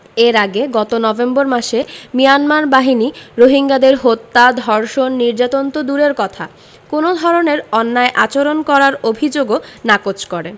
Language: Bangla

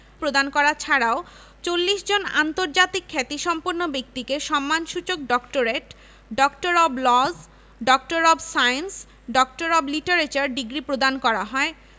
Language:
Bangla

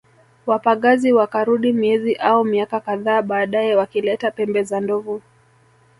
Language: Swahili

